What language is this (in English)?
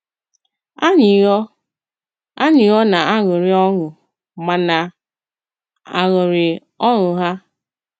Igbo